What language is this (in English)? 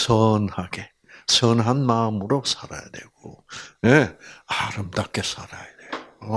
Korean